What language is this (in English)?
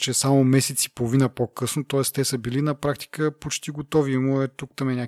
Bulgarian